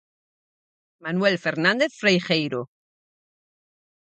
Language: Galician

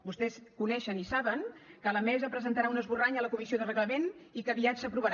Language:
Catalan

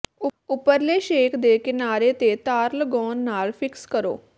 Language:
Punjabi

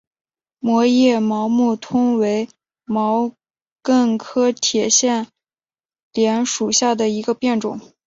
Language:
Chinese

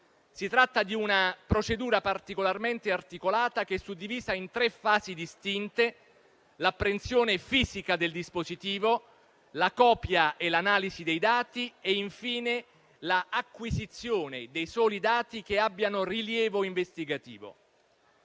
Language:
Italian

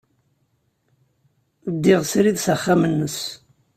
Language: Kabyle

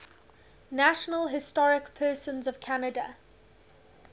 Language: English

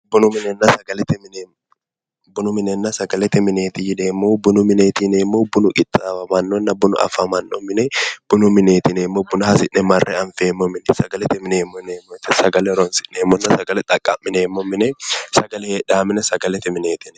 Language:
Sidamo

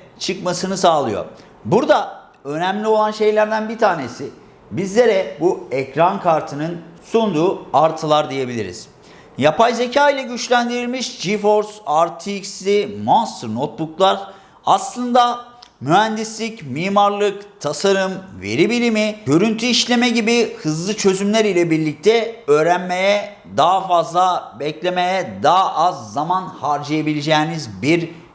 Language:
Turkish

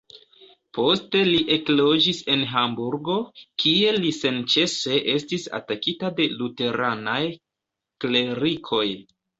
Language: Esperanto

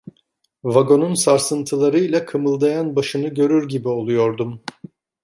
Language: Turkish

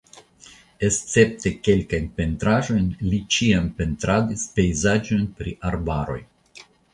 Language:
Esperanto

